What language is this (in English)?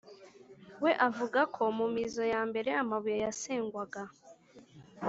Kinyarwanda